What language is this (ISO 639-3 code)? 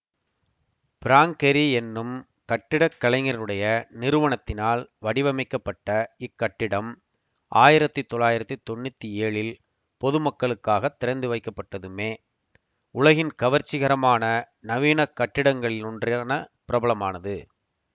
tam